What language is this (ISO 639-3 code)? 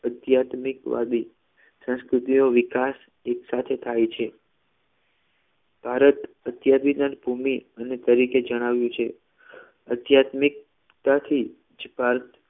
guj